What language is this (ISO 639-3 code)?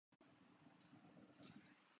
urd